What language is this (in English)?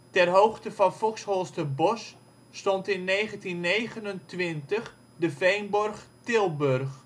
Dutch